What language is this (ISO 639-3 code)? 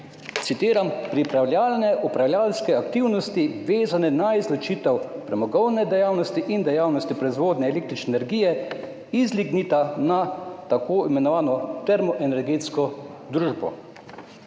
slv